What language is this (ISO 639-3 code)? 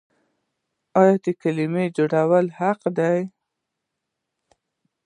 pus